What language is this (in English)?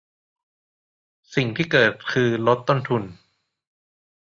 Thai